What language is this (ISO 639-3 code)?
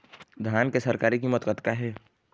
hne